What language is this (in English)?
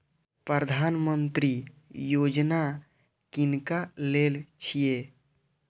Maithili